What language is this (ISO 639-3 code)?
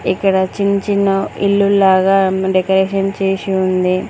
tel